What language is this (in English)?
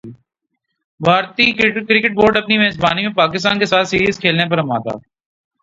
Urdu